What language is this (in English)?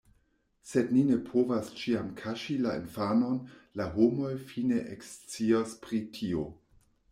Esperanto